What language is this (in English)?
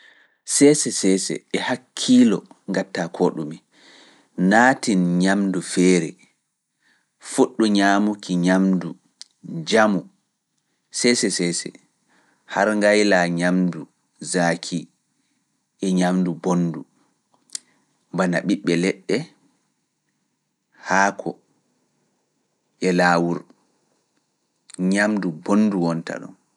Fula